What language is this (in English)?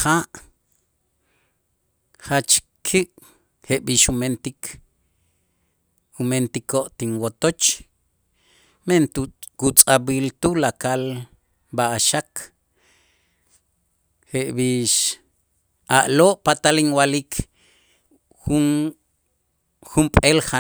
Itzá